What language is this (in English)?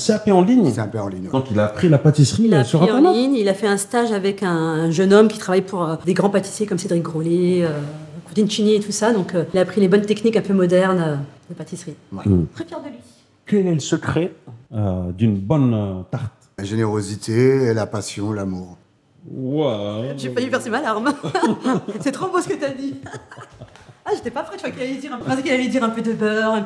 French